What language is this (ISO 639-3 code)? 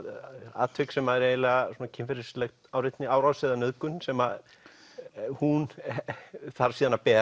isl